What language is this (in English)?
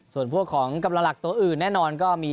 Thai